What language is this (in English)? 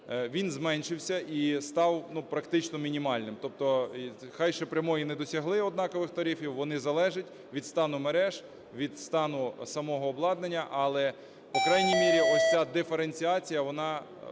Ukrainian